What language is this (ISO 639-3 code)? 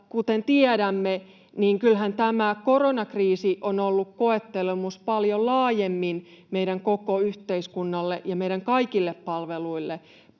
fin